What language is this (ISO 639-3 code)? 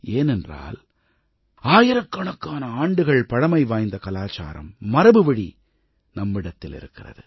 tam